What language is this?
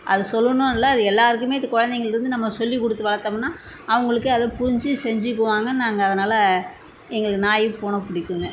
Tamil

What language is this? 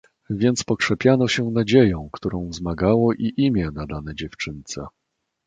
Polish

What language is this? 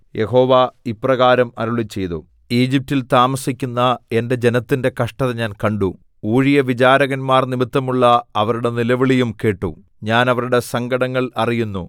Malayalam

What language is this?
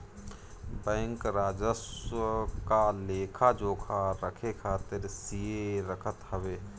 Bhojpuri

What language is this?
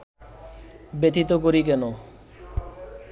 Bangla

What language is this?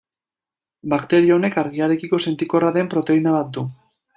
Basque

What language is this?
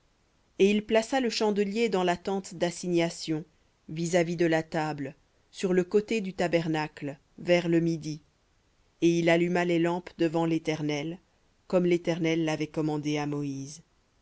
French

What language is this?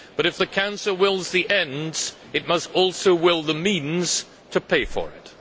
English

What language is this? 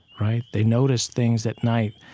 English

